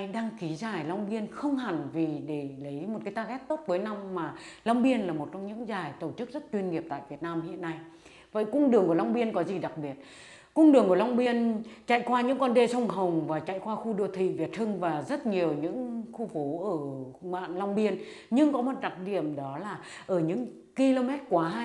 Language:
Vietnamese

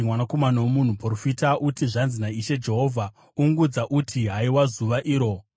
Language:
Shona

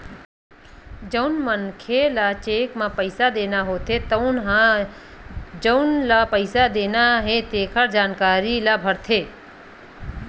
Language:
Chhattisgarhi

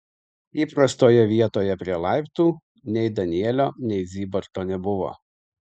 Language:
Lithuanian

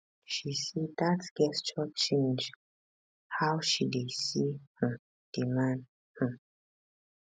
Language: Nigerian Pidgin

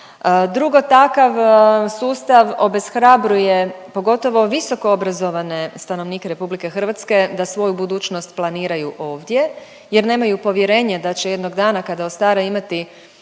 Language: Croatian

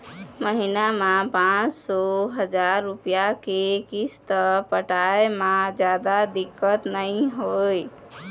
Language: Chhattisgarhi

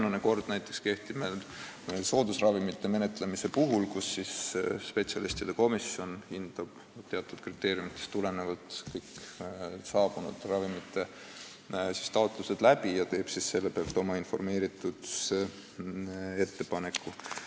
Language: Estonian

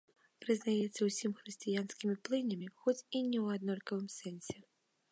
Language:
Belarusian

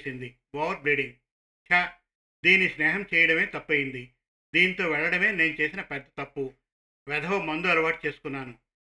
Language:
Telugu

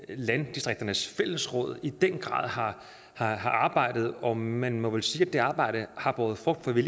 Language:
Danish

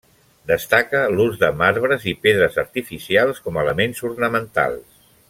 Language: Catalan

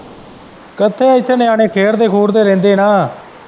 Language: Punjabi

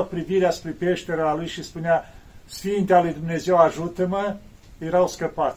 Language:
Romanian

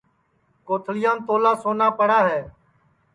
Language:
Sansi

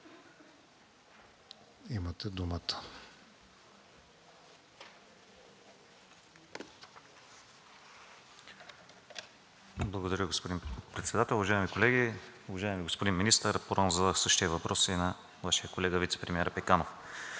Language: Bulgarian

